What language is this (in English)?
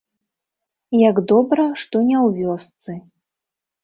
Belarusian